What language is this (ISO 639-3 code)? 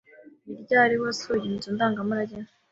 kin